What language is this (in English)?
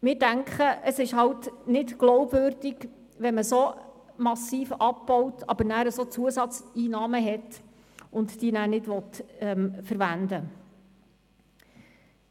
Swiss German